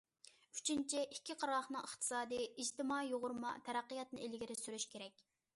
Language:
Uyghur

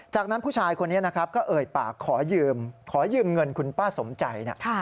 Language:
Thai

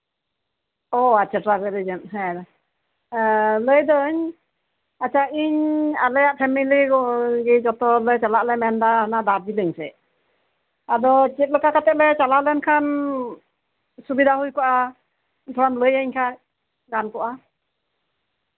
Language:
Santali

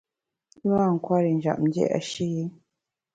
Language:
Bamun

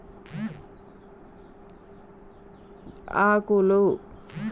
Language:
Telugu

